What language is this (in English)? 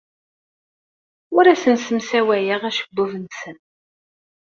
Kabyle